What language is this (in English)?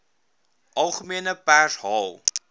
Afrikaans